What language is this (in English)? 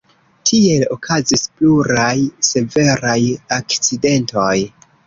Esperanto